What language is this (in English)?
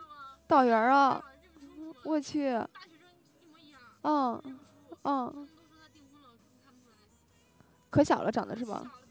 Chinese